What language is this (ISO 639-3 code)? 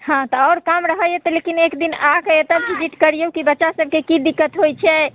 mai